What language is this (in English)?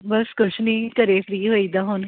Punjabi